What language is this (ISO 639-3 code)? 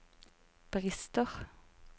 nor